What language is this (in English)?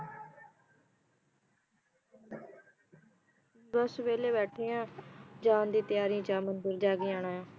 Punjabi